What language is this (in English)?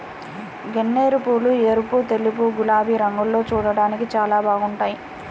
Telugu